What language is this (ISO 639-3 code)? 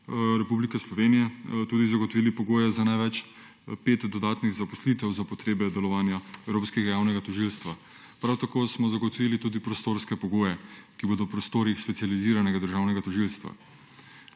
slv